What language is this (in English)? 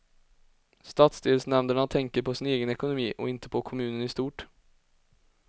Swedish